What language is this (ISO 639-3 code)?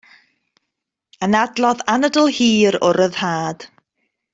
cym